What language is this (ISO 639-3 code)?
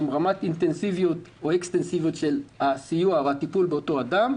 heb